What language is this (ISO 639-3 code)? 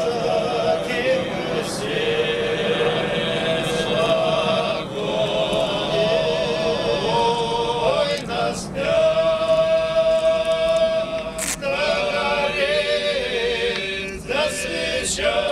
ukr